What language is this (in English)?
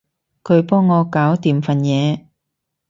Cantonese